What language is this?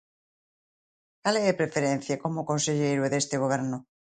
Galician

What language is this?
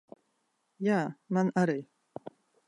Latvian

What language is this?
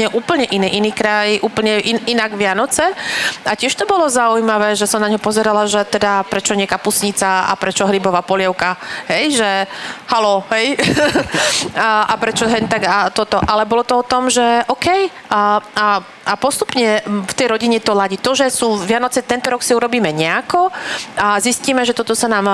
Slovak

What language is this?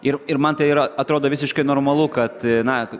Lithuanian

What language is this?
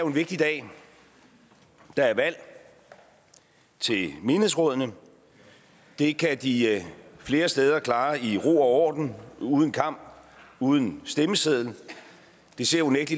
Danish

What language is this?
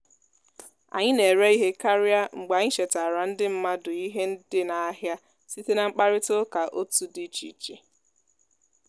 Igbo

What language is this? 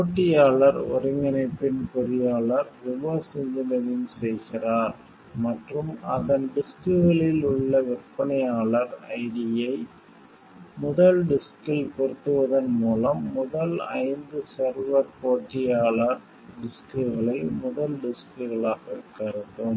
Tamil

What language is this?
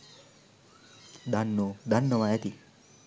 Sinhala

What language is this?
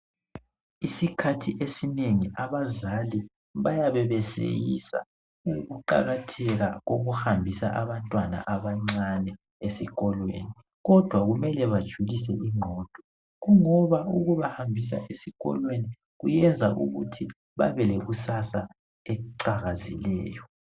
North Ndebele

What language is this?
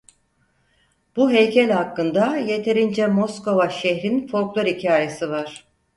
Turkish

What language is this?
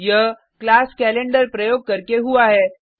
Hindi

